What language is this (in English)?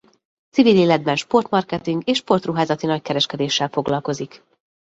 Hungarian